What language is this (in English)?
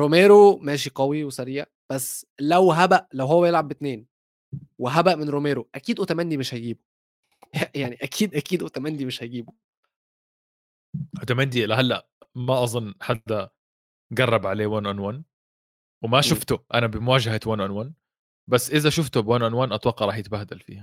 Arabic